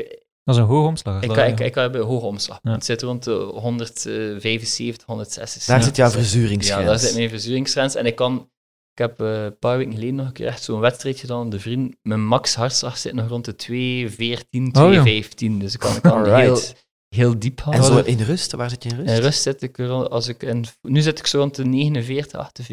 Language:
Dutch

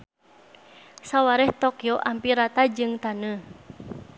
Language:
Sundanese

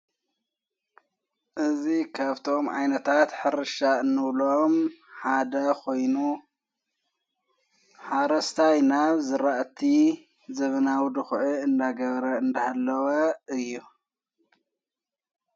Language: Tigrinya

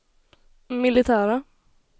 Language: Swedish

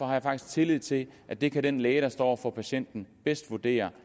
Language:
Danish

